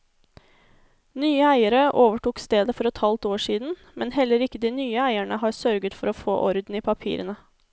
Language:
Norwegian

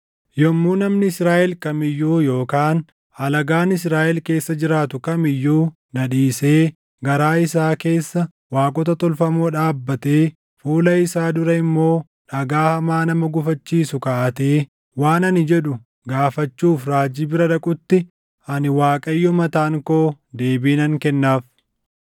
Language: Oromo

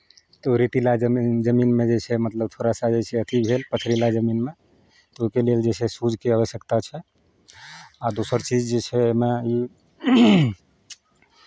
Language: Maithili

